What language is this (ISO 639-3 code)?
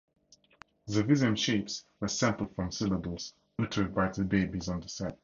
eng